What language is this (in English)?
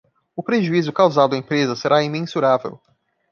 Portuguese